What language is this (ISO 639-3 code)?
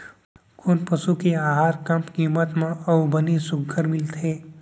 hne